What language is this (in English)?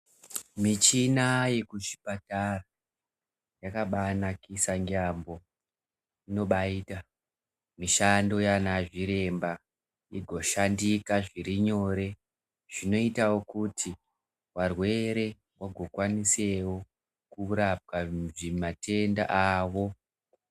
Ndau